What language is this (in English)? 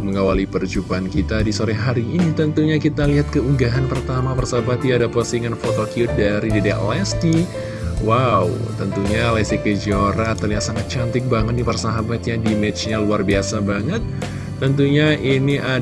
Indonesian